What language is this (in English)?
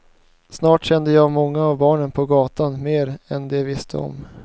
Swedish